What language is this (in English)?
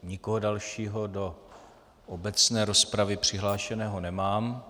Czech